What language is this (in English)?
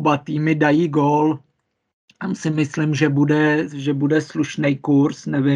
Czech